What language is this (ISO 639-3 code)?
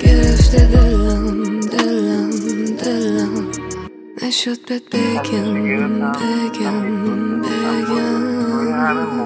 fas